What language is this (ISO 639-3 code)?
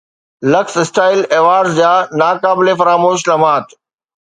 snd